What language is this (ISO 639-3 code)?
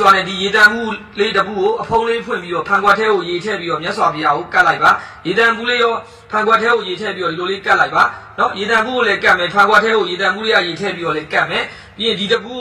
ind